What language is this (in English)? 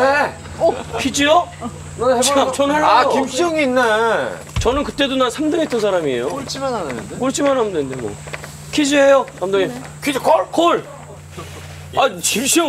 Korean